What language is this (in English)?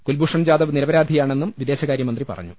Malayalam